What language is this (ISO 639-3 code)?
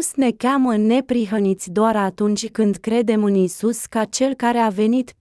ron